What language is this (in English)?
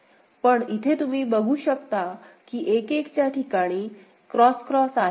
Marathi